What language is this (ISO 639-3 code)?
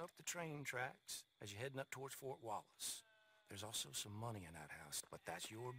pol